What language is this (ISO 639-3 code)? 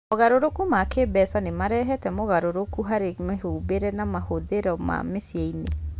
kik